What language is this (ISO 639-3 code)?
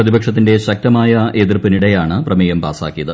mal